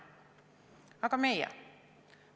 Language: Estonian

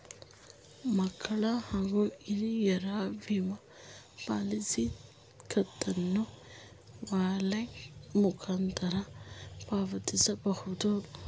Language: Kannada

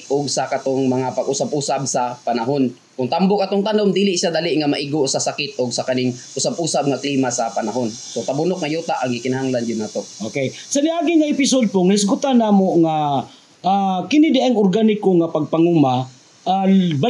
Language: Filipino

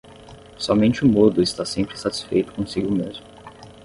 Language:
Portuguese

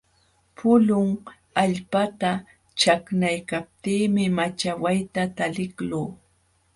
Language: Jauja Wanca Quechua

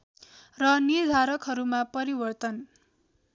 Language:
Nepali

